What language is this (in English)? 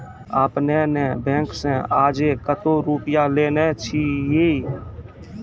Maithili